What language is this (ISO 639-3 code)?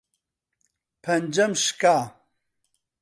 ckb